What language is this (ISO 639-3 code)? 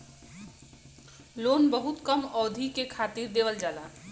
bho